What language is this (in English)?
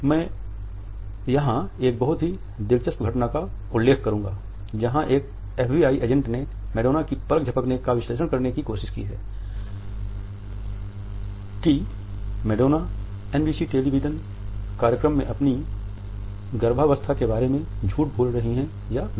Hindi